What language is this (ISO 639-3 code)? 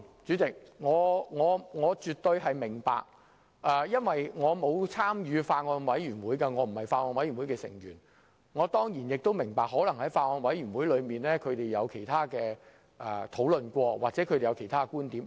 yue